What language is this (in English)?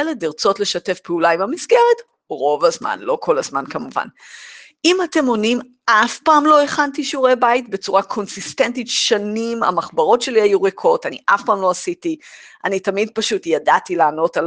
Hebrew